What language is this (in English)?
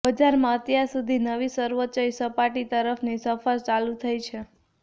Gujarati